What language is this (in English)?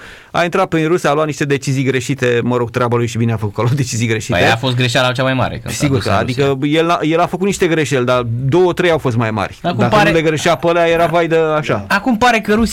Romanian